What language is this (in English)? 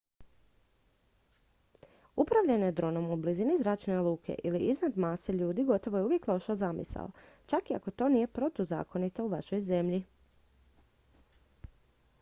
Croatian